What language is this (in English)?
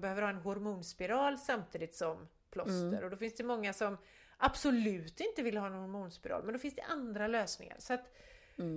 Swedish